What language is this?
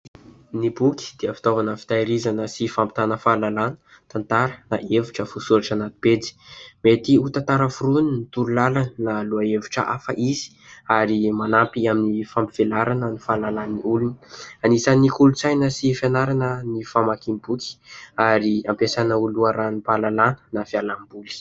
Malagasy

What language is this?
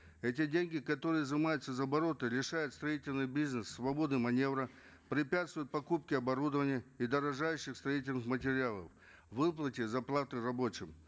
Kazakh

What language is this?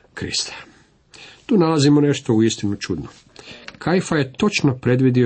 Croatian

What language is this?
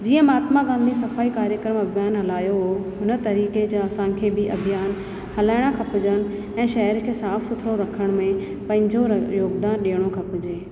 Sindhi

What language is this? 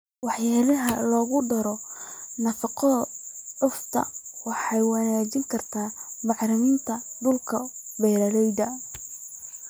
Somali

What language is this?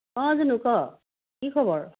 Assamese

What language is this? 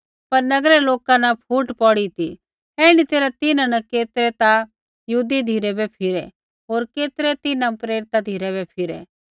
Kullu Pahari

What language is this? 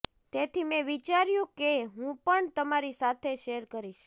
Gujarati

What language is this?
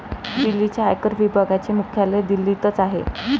Marathi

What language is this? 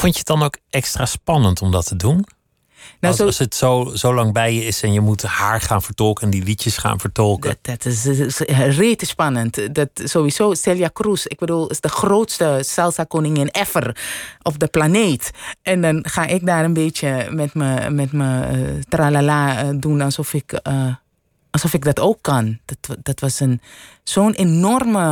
Dutch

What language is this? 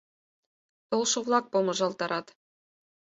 Mari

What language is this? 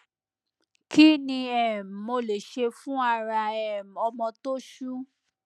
Yoruba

